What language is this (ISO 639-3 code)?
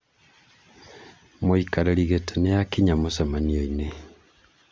kik